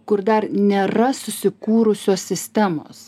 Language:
Lithuanian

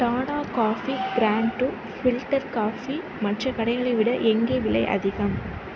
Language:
Tamil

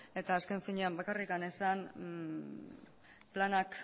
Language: Basque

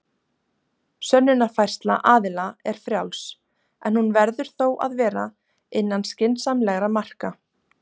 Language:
Icelandic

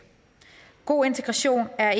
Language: Danish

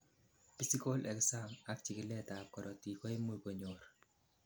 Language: Kalenjin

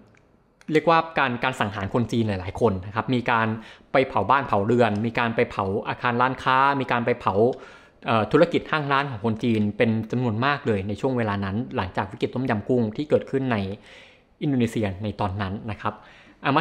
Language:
Thai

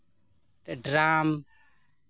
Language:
Santali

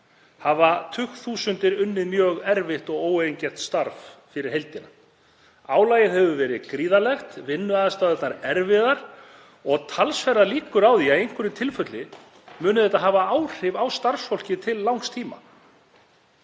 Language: Icelandic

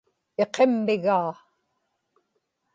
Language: Inupiaq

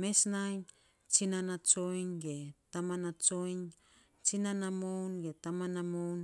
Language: Saposa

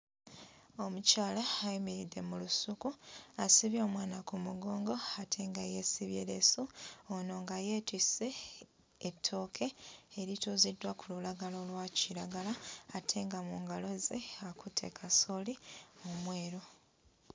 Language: Ganda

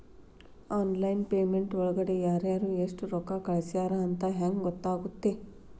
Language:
Kannada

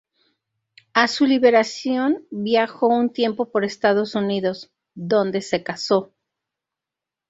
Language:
Spanish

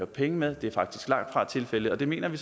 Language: Danish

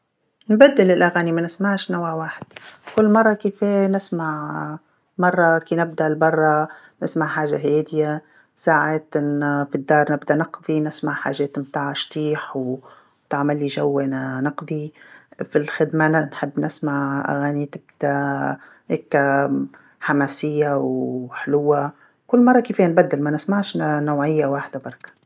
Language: Tunisian Arabic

